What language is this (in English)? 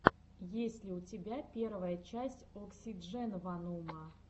Russian